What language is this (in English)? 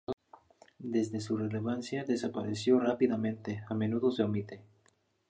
Spanish